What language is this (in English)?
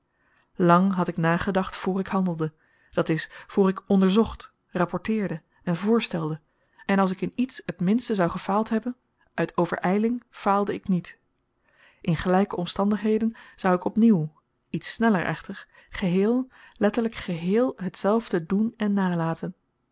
Dutch